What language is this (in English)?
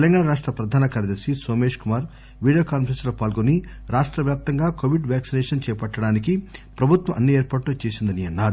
Telugu